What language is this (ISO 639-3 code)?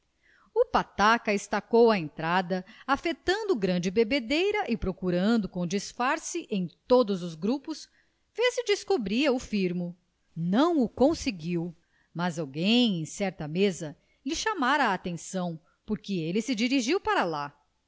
por